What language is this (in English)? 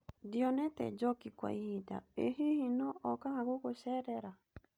Kikuyu